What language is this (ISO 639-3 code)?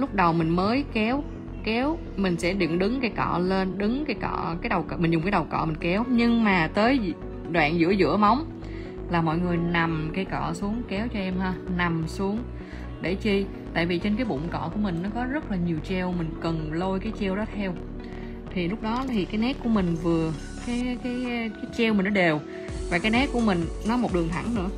vie